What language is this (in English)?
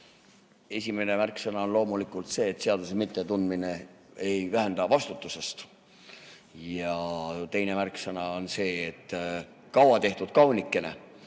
Estonian